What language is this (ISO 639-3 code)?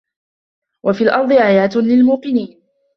ara